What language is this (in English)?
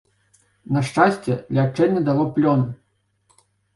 Belarusian